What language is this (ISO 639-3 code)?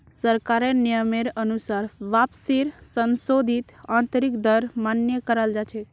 mag